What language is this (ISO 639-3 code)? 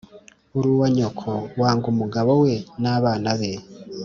kin